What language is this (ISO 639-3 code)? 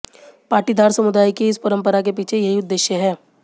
hin